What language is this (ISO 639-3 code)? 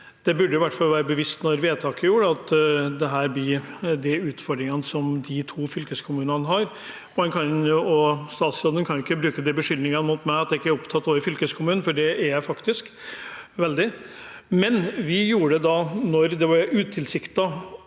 nor